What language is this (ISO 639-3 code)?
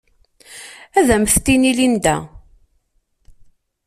kab